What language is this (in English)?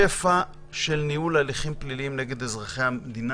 Hebrew